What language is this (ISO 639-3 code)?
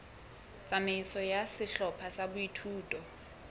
sot